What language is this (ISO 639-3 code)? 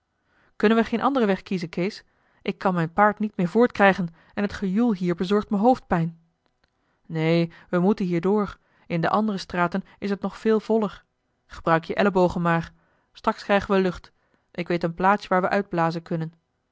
nld